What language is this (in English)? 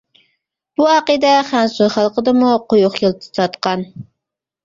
Uyghur